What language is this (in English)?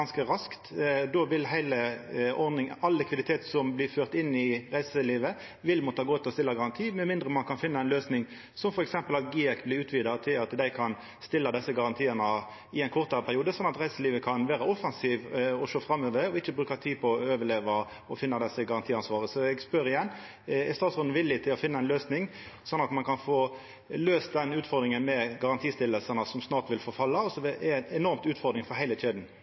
Norwegian Nynorsk